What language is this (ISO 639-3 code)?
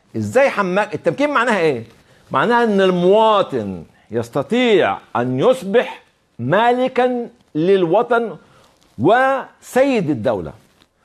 ara